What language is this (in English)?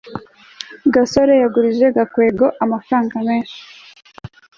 Kinyarwanda